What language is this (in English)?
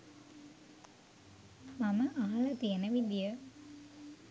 Sinhala